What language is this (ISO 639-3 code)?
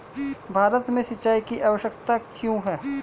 hin